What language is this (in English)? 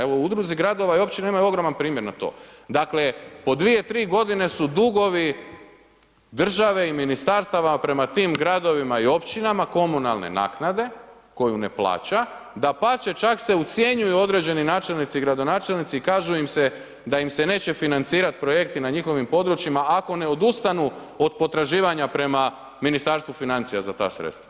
Croatian